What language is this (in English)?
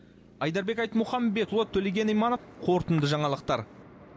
Kazakh